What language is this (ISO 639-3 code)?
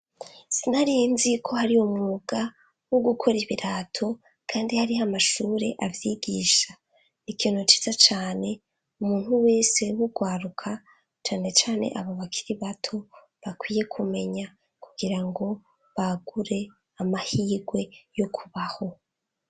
run